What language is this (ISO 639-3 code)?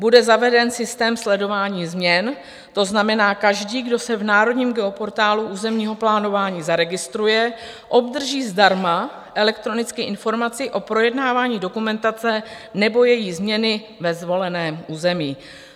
ces